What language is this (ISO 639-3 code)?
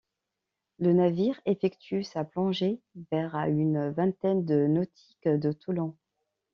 fra